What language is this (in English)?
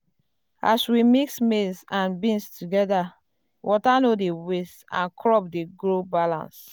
Nigerian Pidgin